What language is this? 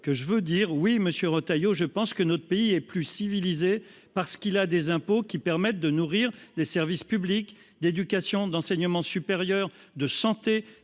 French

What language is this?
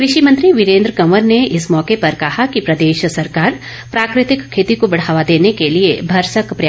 Hindi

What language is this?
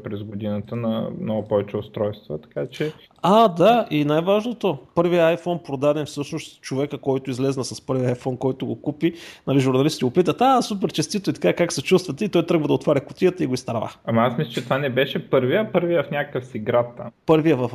Bulgarian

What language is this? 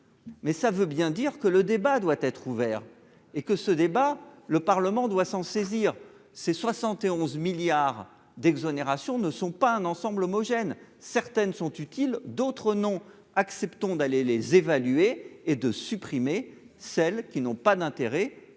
French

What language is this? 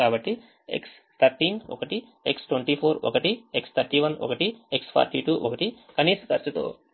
Telugu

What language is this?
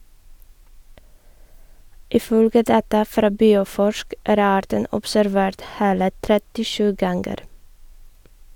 Norwegian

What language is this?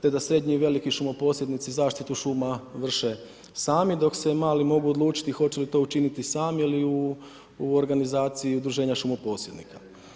Croatian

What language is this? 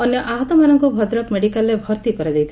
Odia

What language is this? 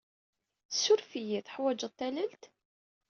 Kabyle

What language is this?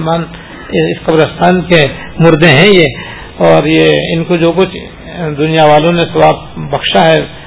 Urdu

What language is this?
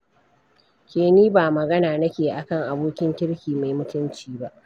Hausa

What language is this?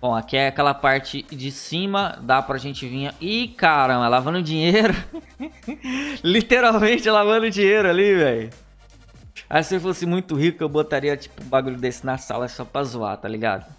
Portuguese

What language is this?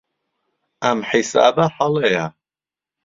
Central Kurdish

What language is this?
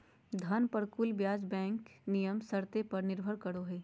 Magahi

